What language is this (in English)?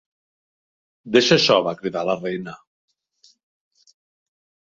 Catalan